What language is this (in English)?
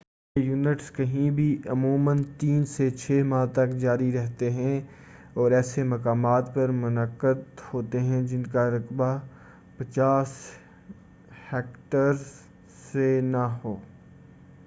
Urdu